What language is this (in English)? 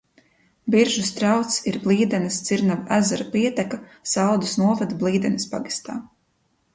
Latvian